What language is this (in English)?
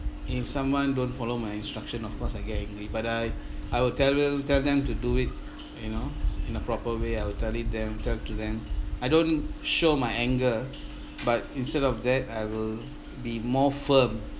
English